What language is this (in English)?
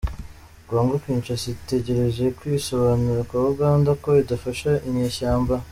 Kinyarwanda